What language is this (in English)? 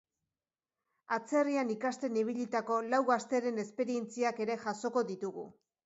Basque